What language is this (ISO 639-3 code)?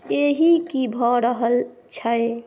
mai